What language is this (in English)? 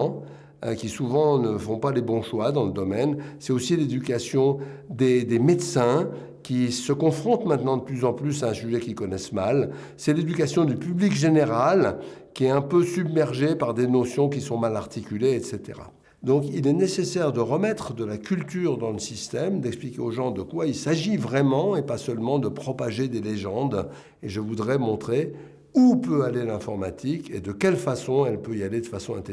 French